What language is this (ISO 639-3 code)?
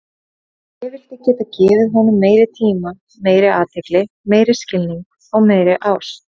isl